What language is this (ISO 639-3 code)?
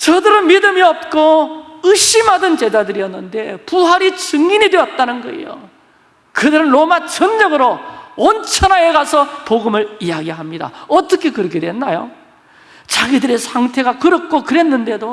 kor